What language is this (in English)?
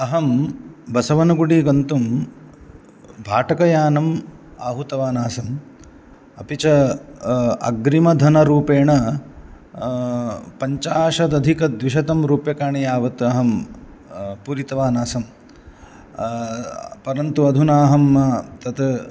Sanskrit